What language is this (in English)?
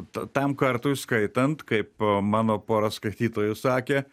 Lithuanian